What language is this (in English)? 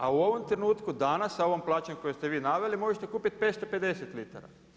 Croatian